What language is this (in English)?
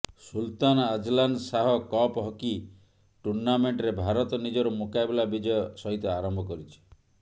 Odia